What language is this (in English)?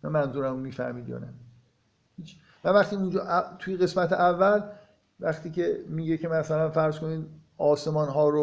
Persian